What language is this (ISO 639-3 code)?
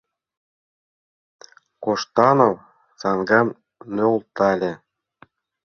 chm